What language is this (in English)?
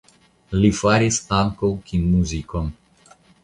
Esperanto